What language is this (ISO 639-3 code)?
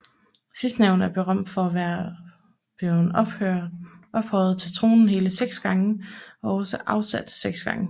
dan